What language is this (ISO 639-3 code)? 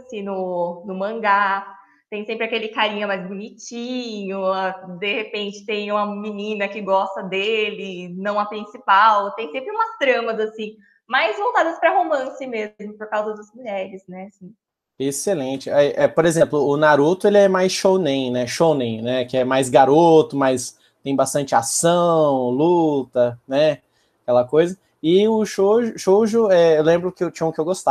por